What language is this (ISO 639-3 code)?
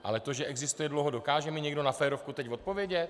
ces